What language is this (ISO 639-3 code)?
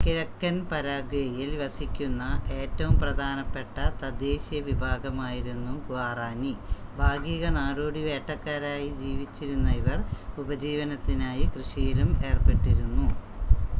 mal